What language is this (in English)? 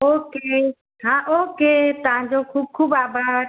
Sindhi